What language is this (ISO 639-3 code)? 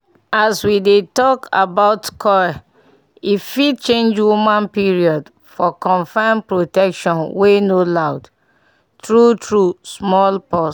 pcm